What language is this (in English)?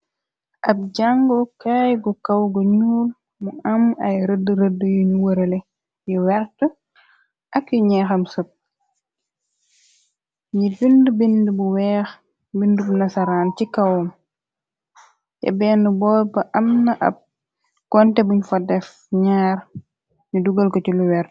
Wolof